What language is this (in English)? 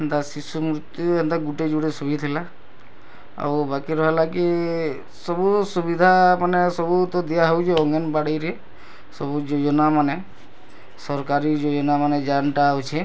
Odia